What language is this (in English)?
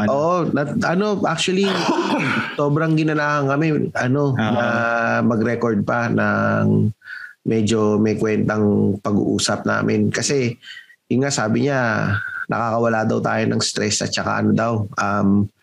Filipino